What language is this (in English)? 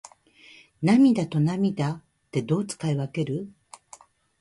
Japanese